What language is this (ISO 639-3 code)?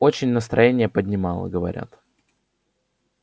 rus